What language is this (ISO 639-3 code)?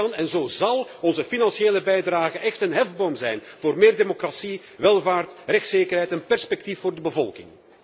nld